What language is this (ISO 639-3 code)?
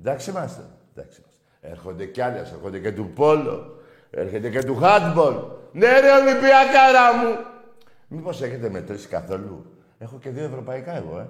ell